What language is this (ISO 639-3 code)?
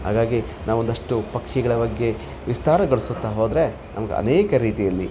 kan